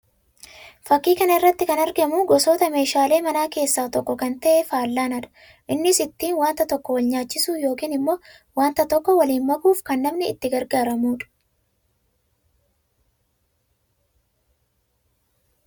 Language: Oromo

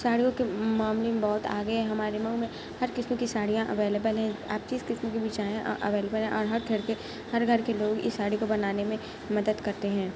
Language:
Urdu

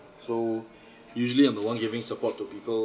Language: English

